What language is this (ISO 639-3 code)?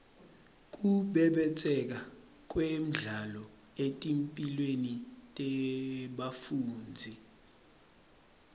ssw